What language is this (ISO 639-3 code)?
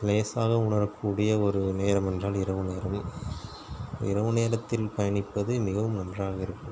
tam